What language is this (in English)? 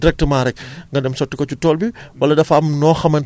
Wolof